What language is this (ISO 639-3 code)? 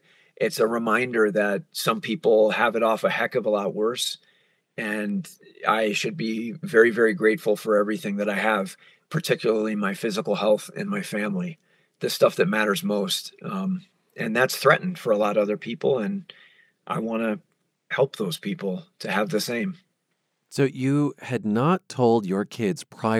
eng